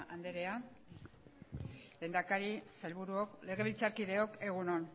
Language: Basque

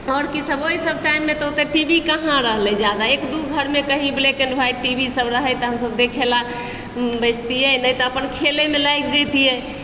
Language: Maithili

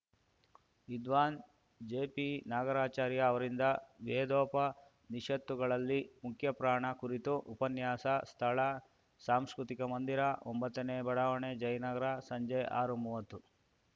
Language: Kannada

